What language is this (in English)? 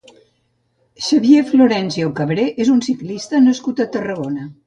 Catalan